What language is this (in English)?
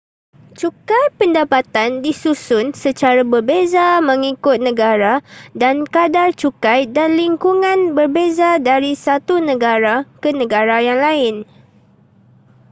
Malay